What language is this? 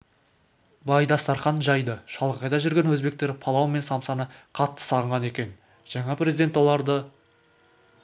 Kazakh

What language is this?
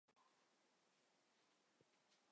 Chinese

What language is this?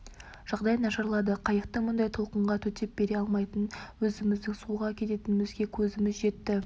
Kazakh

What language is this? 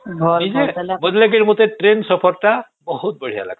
Odia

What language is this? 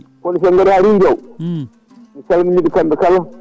Fula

